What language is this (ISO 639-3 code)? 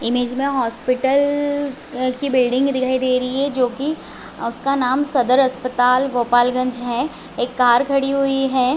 hin